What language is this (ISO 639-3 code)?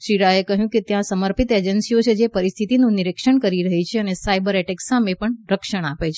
guj